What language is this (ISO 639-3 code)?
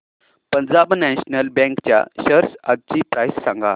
mar